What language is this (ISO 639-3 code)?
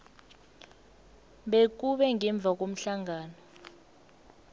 nbl